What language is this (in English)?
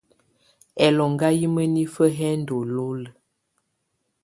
Tunen